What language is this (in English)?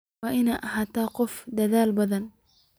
Somali